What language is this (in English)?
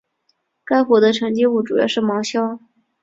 Chinese